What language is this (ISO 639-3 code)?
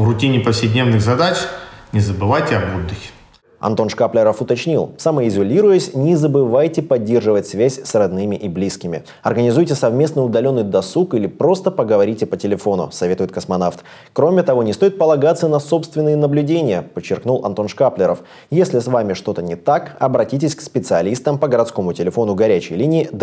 rus